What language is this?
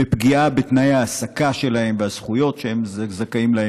Hebrew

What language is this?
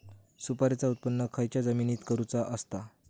Marathi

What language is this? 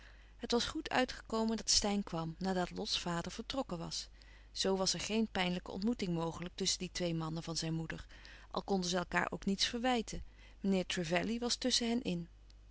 Dutch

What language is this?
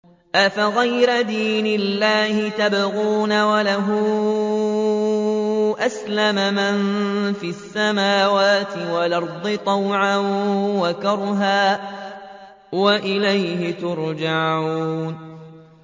Arabic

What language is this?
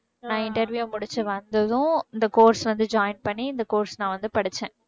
Tamil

